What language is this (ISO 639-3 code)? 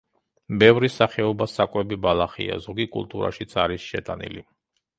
kat